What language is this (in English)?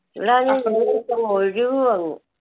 Malayalam